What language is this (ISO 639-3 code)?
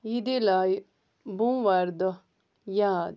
kas